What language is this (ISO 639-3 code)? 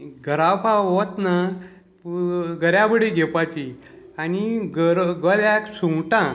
kok